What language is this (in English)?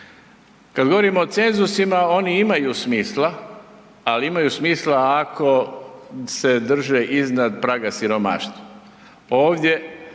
Croatian